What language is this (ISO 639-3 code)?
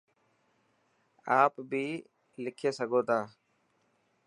mki